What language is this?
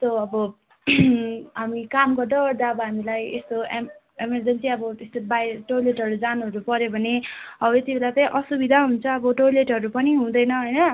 Nepali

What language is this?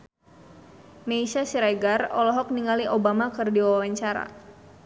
Sundanese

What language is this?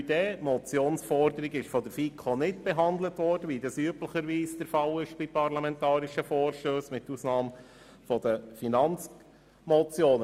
Swiss German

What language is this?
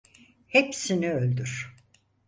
Turkish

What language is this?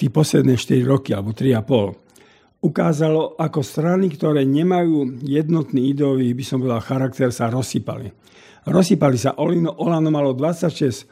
Slovak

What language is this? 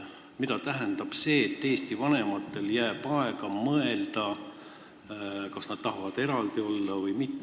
Estonian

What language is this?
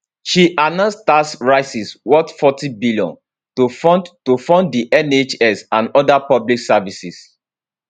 Nigerian Pidgin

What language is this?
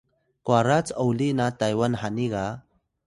Atayal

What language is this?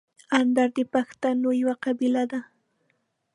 Pashto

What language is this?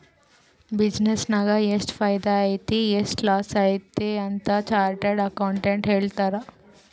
Kannada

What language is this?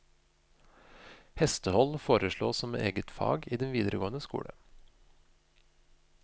Norwegian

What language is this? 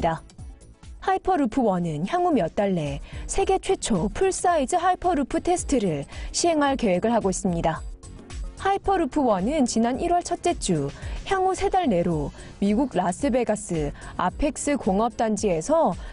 Korean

